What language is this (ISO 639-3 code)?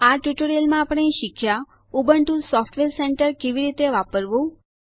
guj